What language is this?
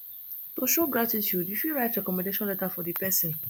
Nigerian Pidgin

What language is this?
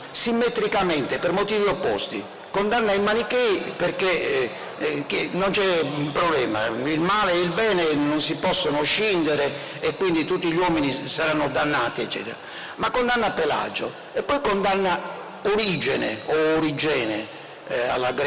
Italian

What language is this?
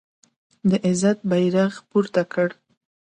Pashto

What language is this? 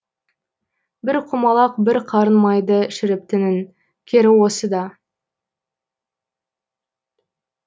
Kazakh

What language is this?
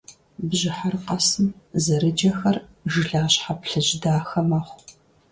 Kabardian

